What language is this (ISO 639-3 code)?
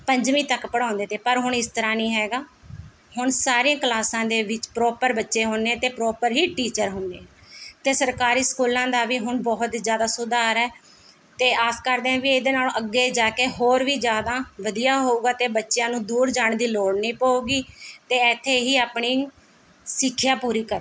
pan